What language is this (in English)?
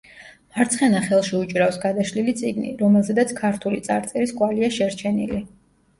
Georgian